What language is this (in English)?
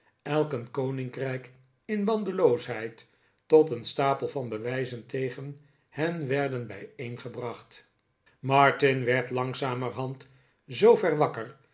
Dutch